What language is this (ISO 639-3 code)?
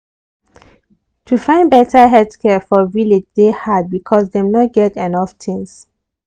pcm